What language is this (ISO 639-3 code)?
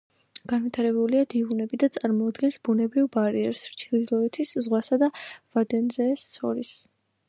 kat